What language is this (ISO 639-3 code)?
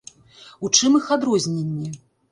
bel